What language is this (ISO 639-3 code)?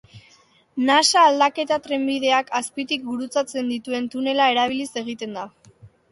eus